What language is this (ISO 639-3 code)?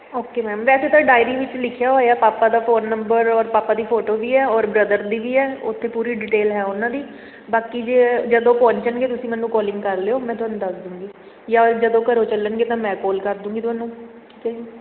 pan